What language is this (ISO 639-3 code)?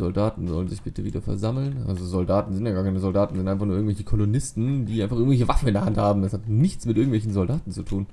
deu